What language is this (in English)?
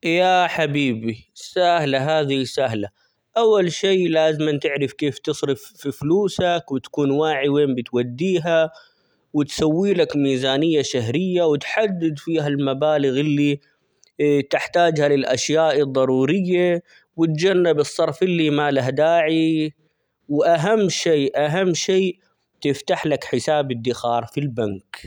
Omani Arabic